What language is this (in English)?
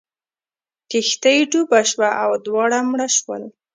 Pashto